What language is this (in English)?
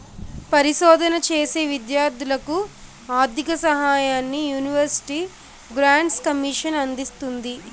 Telugu